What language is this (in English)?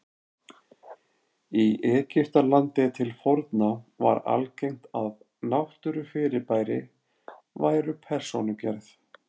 Icelandic